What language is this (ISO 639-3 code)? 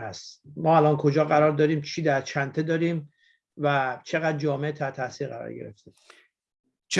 fas